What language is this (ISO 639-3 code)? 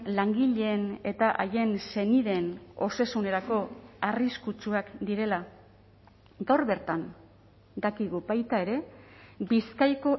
eus